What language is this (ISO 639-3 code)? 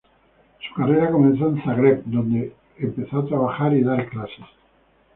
spa